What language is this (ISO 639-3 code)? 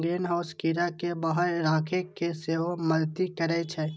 mai